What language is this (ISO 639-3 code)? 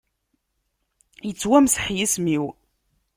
kab